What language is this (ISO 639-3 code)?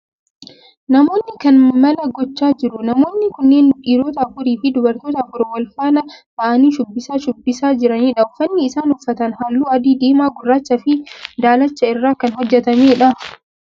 orm